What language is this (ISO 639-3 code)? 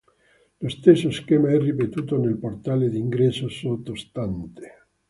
ita